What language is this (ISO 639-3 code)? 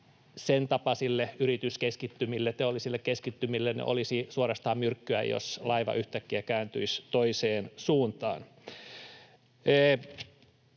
fin